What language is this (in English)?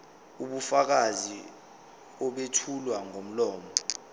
Zulu